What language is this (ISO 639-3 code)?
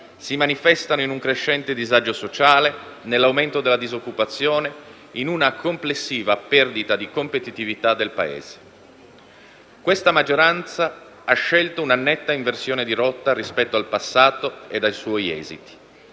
ita